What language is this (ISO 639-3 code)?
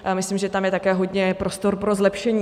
ces